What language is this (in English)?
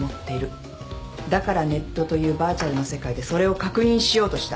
Japanese